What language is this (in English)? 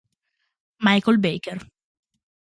Italian